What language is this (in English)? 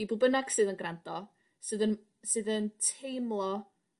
Welsh